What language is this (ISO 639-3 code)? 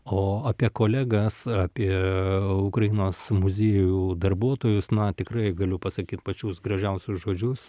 lit